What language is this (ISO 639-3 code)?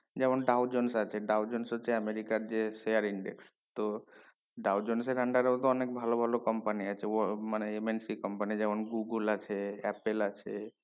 ben